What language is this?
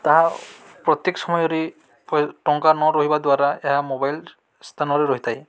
Odia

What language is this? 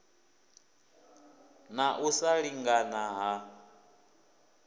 Venda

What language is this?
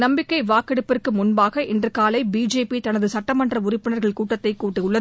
Tamil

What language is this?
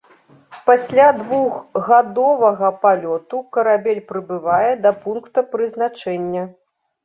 Belarusian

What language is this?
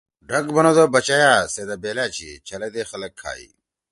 Torwali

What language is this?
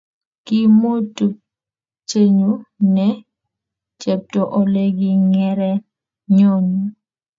Kalenjin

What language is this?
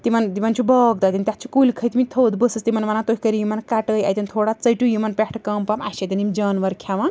Kashmiri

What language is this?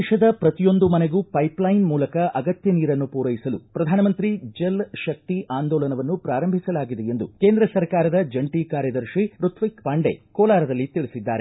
Kannada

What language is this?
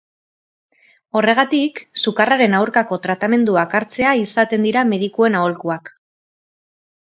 Basque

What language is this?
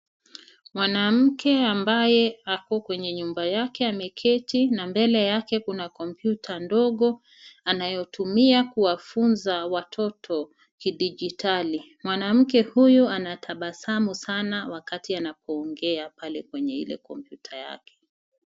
Swahili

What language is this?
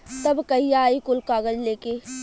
Bhojpuri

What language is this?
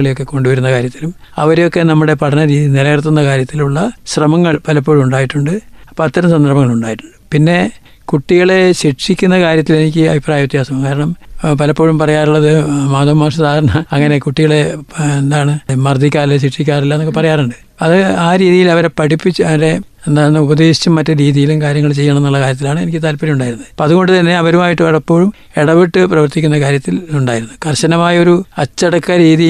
Malayalam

